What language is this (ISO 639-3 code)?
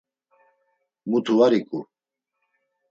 lzz